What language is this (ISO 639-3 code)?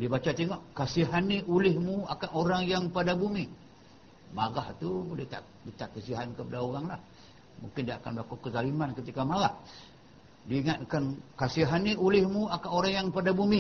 msa